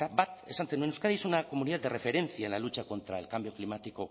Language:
Spanish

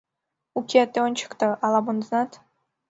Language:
Mari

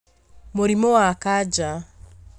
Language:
Kikuyu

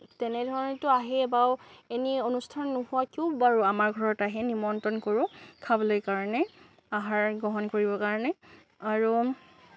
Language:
Assamese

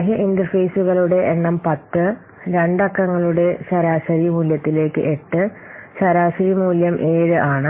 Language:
Malayalam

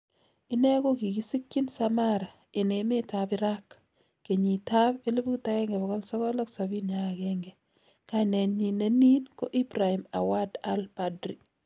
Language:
Kalenjin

